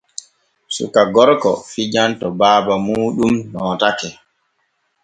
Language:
Borgu Fulfulde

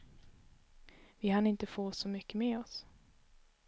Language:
Swedish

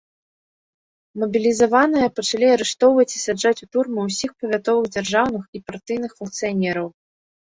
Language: Belarusian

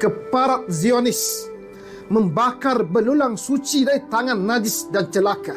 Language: Malay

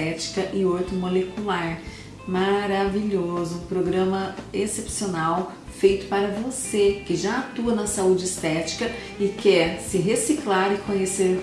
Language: Portuguese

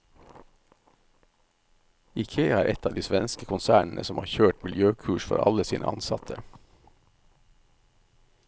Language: Norwegian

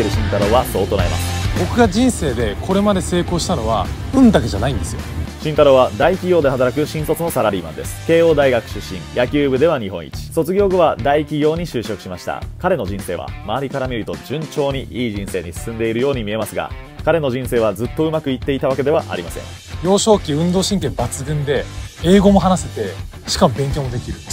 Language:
Japanese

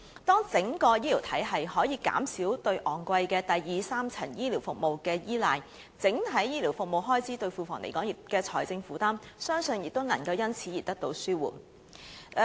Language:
Cantonese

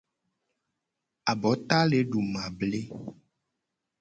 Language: Gen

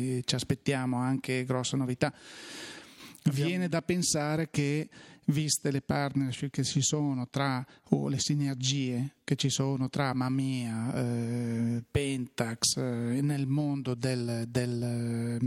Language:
Italian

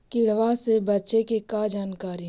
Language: Magahi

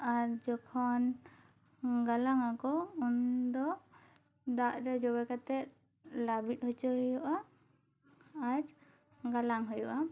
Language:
Santali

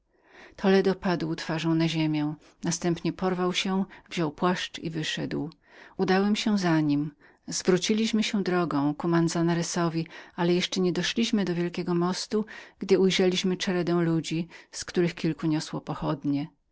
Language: Polish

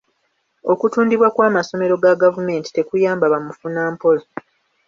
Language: Ganda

